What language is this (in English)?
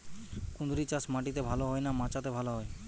Bangla